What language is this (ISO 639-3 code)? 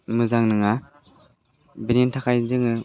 brx